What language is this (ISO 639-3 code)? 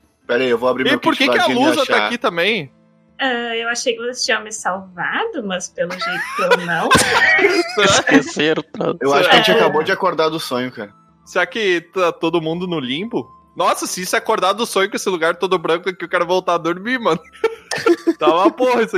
por